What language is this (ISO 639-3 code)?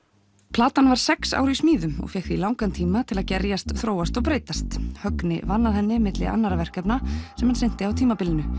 isl